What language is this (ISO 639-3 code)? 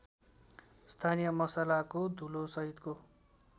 nep